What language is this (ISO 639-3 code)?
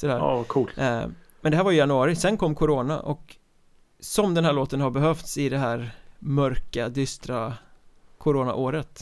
swe